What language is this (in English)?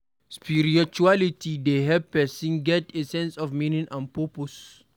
Nigerian Pidgin